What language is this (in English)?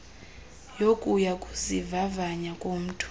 Xhosa